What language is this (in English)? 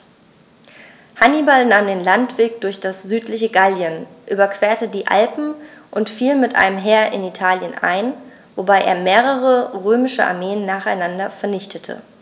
German